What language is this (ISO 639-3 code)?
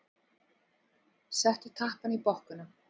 isl